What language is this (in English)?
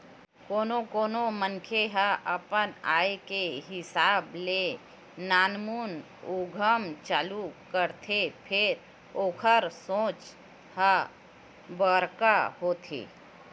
Chhattisgarhi